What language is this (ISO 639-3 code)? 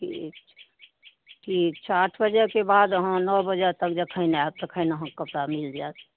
mai